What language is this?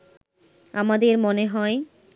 Bangla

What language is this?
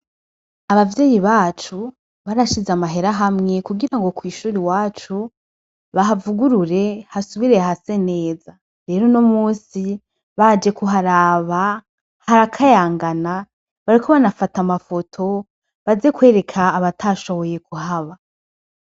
Rundi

